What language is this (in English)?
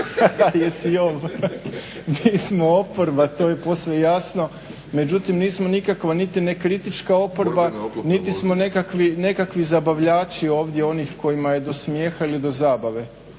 Croatian